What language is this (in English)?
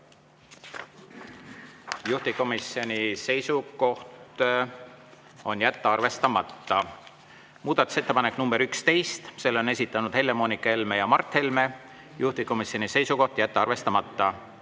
Estonian